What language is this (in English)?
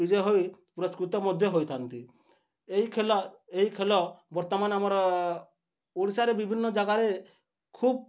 Odia